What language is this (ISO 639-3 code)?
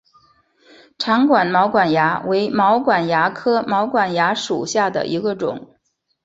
zho